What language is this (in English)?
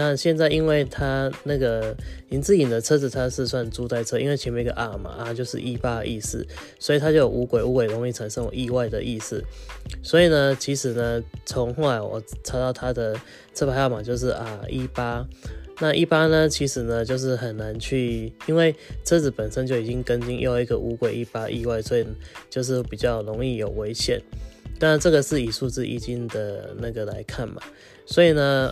Chinese